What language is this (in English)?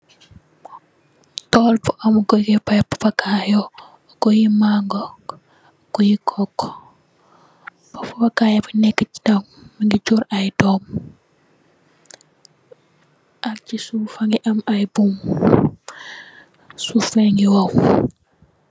Wolof